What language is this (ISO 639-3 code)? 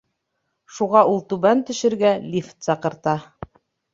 bak